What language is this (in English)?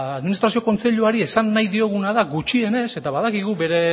Basque